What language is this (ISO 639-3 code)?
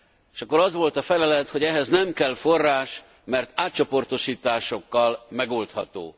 hun